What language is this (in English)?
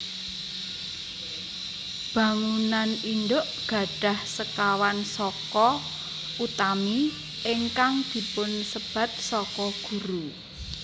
Javanese